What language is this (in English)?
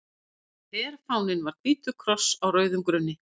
Icelandic